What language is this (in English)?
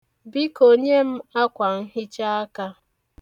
Igbo